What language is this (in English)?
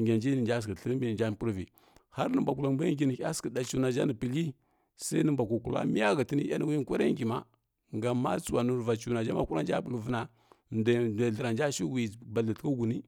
Kirya-Konzəl